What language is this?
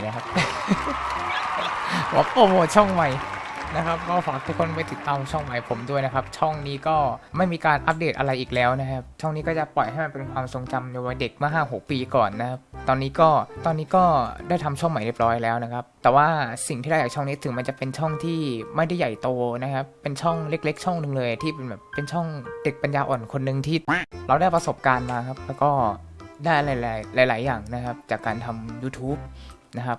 Thai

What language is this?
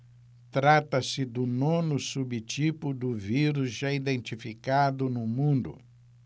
Portuguese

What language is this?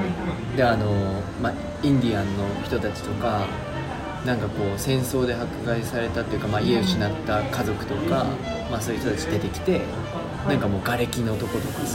Japanese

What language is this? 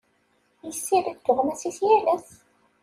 Kabyle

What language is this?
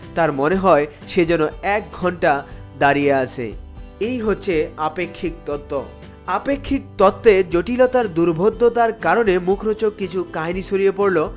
Bangla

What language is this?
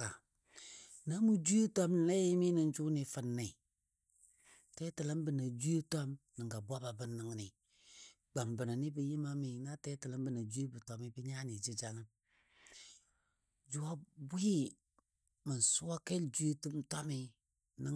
Dadiya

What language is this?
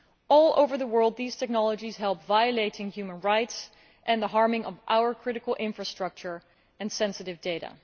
English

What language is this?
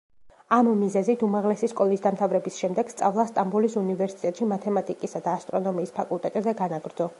Georgian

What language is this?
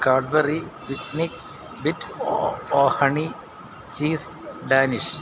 Malayalam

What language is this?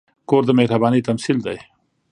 Pashto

